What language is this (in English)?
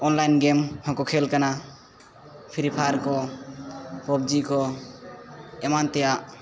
Santali